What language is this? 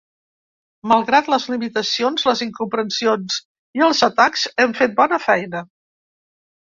Catalan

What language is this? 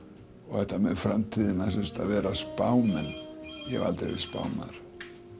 Icelandic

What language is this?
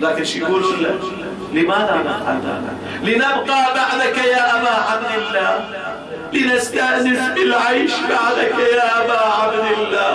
Arabic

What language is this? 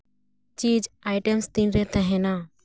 Santali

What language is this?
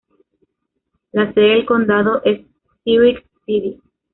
Spanish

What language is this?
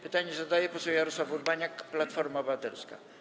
Polish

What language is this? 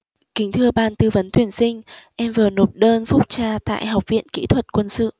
Vietnamese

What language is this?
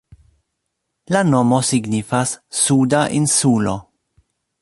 Esperanto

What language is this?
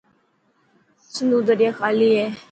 Dhatki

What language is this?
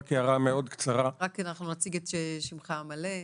Hebrew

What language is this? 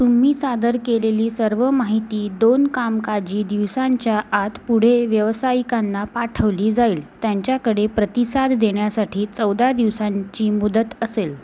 Marathi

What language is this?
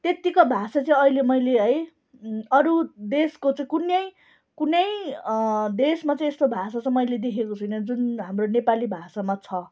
Nepali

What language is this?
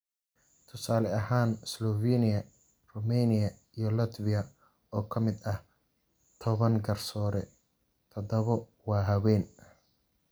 Somali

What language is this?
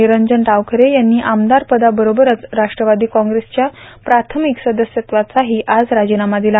Marathi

